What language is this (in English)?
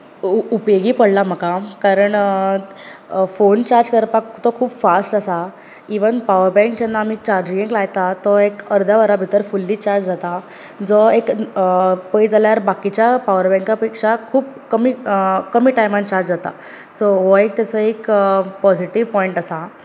Konkani